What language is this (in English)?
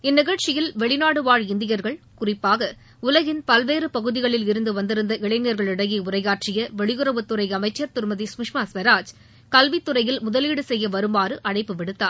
Tamil